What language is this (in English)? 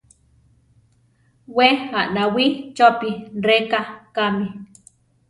Central Tarahumara